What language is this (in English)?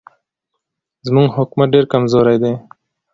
Pashto